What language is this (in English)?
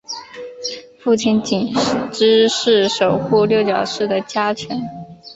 Chinese